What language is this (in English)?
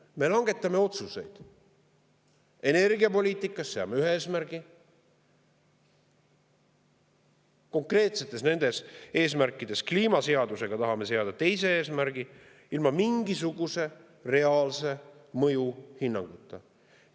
Estonian